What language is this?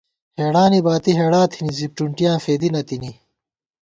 Gawar-Bati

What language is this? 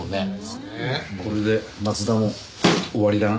Japanese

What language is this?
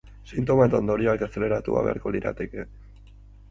Basque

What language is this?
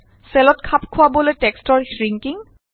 Assamese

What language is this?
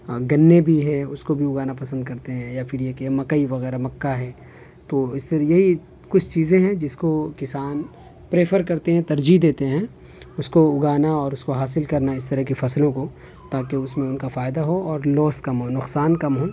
Urdu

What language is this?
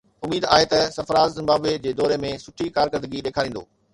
Sindhi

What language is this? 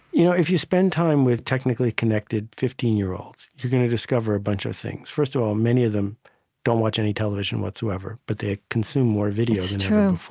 English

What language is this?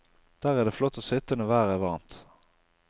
Norwegian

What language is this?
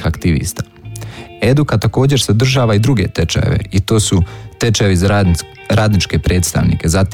Croatian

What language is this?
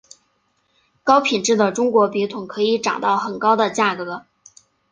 Chinese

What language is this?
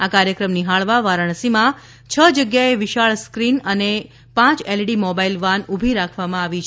Gujarati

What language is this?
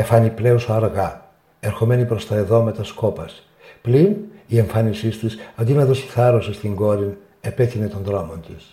Greek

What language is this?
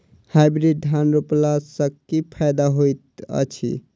Maithili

